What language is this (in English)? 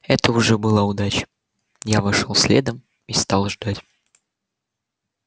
Russian